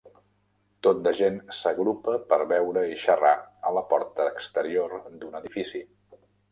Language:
Catalan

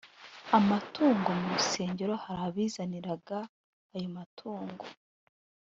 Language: Kinyarwanda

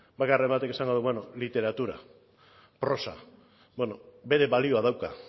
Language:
Basque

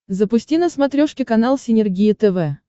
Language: Russian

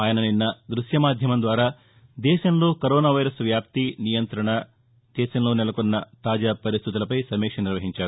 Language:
Telugu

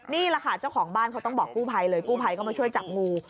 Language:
Thai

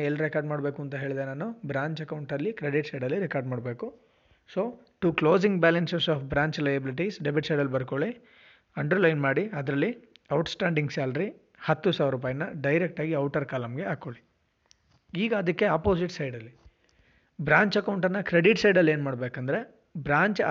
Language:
Kannada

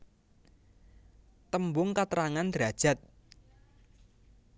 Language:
Javanese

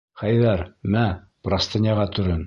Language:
Bashkir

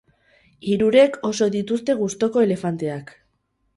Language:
Basque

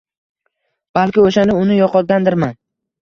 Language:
Uzbek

